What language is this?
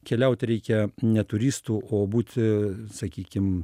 Lithuanian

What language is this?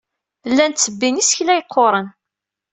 Kabyle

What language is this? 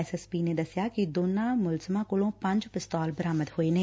Punjabi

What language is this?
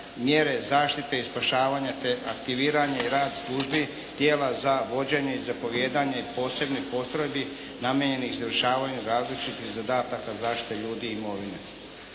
Croatian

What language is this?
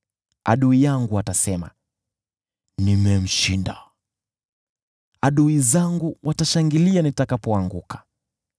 Swahili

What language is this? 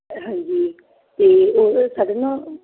Punjabi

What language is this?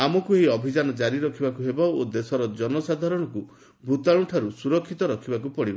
Odia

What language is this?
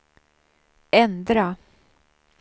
Swedish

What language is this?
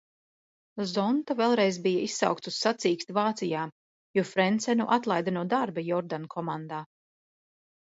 Latvian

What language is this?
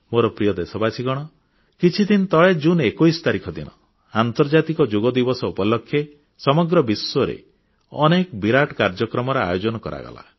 Odia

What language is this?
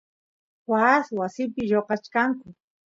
Santiago del Estero Quichua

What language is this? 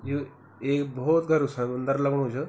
Garhwali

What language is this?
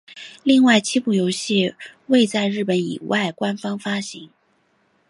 Chinese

